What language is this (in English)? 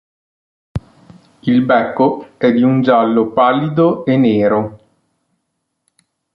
Italian